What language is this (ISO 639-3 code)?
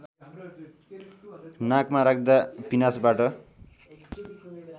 nep